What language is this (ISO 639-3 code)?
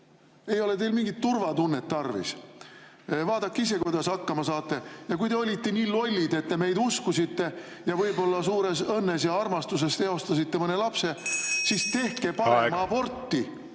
est